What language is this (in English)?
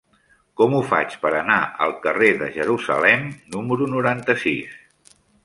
Catalan